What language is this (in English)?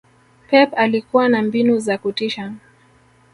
Swahili